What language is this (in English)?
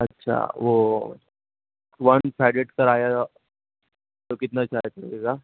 Urdu